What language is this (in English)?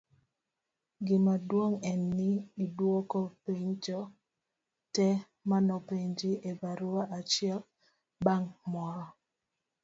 Luo (Kenya and Tanzania)